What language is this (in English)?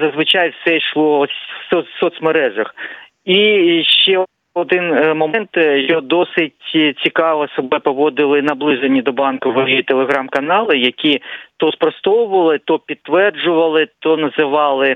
Ukrainian